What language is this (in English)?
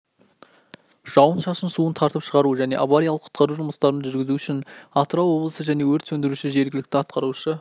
Kazakh